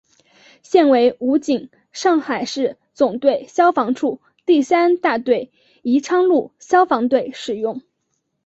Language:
Chinese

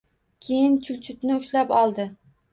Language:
Uzbek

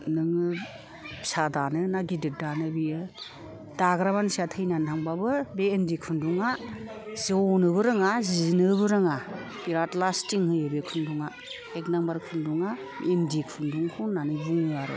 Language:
Bodo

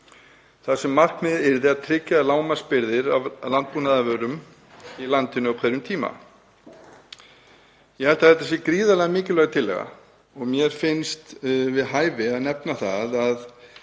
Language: Icelandic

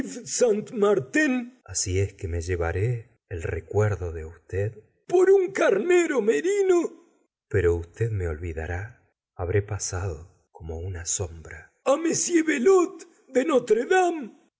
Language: Spanish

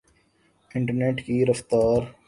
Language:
Urdu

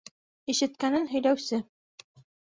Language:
Bashkir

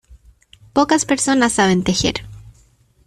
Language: Spanish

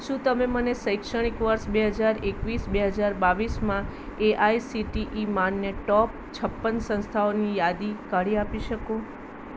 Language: Gujarati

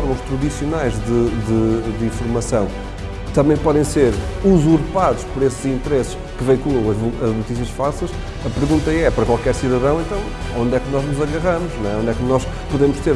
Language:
Portuguese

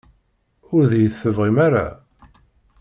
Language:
Kabyle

